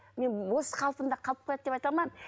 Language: Kazakh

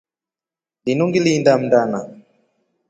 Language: Rombo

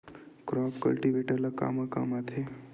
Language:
Chhattisgarhi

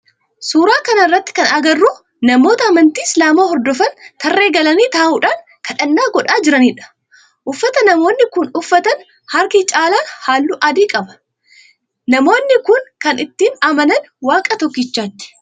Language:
Oromo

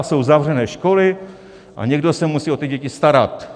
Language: Czech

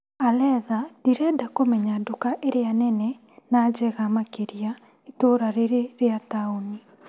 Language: Kikuyu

